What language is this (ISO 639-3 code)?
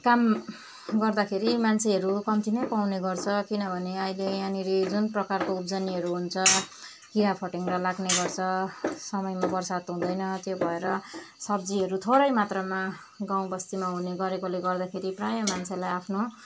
nep